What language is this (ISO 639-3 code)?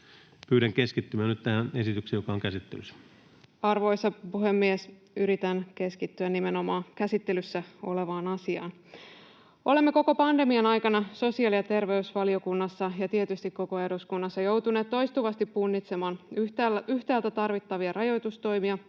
fin